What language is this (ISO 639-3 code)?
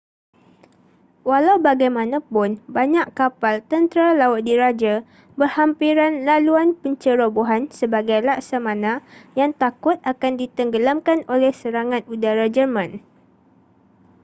msa